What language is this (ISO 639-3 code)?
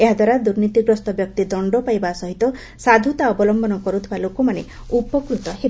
ori